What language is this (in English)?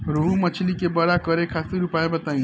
Bhojpuri